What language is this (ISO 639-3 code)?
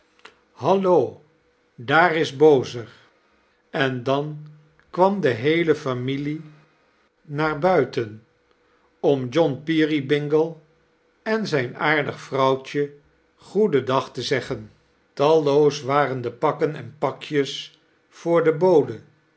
nld